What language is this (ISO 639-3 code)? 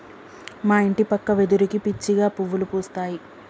tel